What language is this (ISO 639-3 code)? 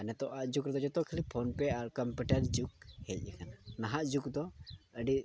sat